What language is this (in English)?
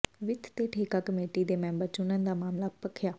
Punjabi